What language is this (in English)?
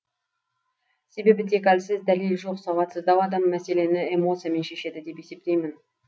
Kazakh